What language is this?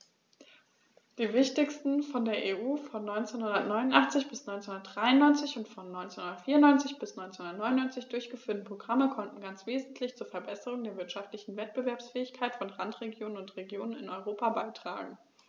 German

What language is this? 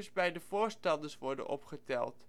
Dutch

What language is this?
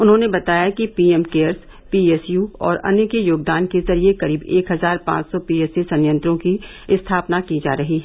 Hindi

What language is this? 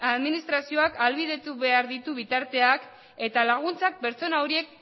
Basque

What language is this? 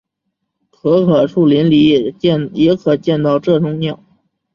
Chinese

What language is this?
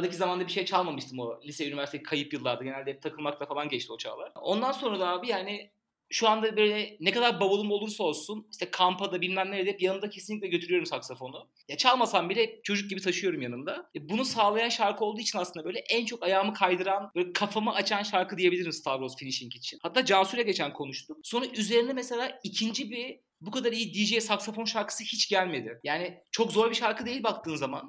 Turkish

